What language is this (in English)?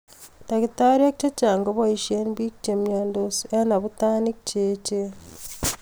Kalenjin